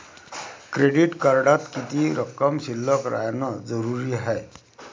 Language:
Marathi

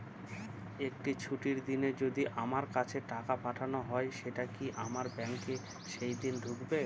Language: Bangla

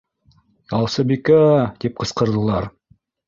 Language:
Bashkir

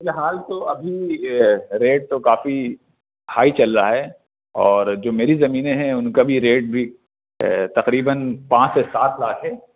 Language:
Urdu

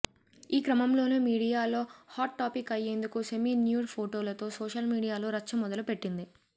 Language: Telugu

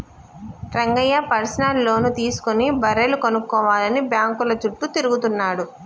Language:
Telugu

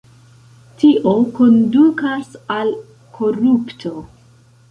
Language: Esperanto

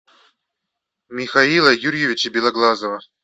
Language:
Russian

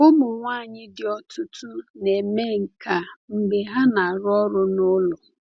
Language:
Igbo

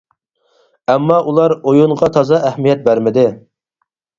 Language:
Uyghur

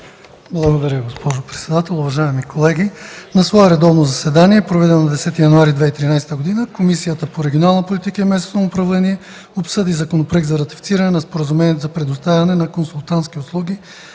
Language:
Bulgarian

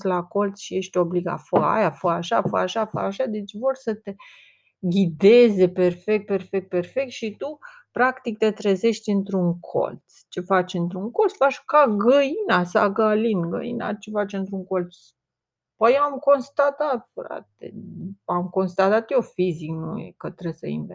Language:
Romanian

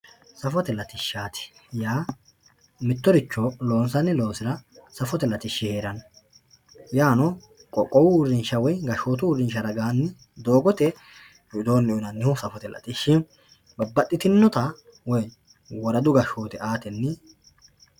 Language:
Sidamo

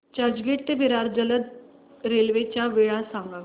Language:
Marathi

